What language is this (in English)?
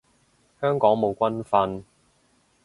Cantonese